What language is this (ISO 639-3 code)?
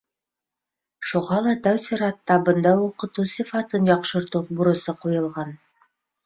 bak